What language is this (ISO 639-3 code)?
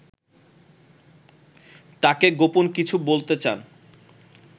ben